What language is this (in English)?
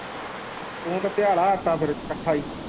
Punjabi